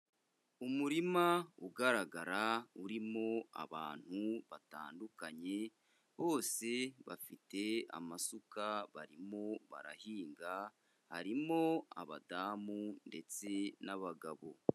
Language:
Kinyarwanda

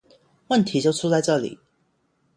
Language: Chinese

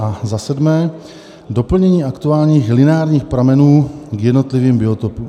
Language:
Czech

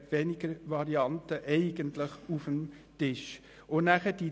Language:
Swiss German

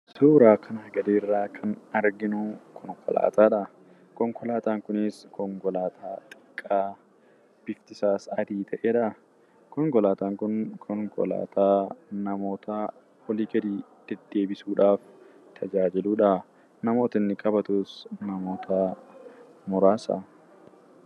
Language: Oromo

